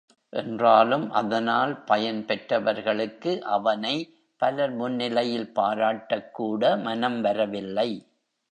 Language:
Tamil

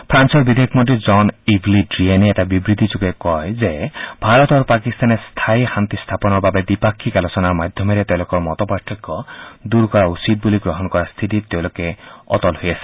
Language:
Assamese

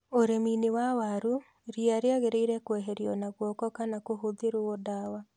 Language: Kikuyu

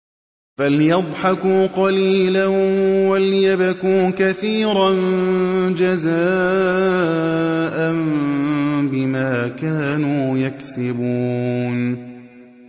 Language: Arabic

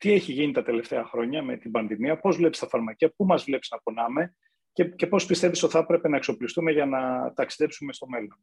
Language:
Greek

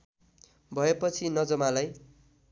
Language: Nepali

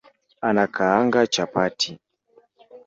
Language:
Swahili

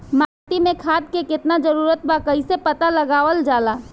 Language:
Bhojpuri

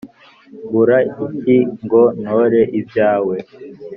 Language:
Kinyarwanda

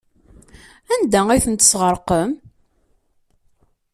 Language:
Kabyle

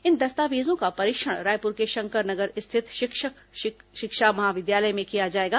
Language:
Hindi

